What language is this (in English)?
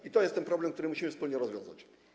Polish